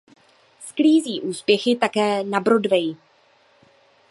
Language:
Czech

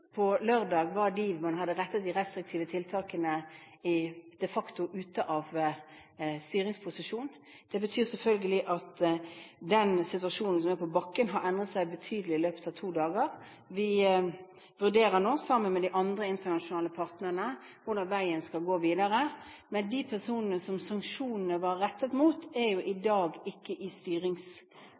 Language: Norwegian Bokmål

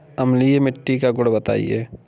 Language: Hindi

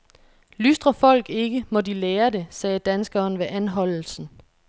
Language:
Danish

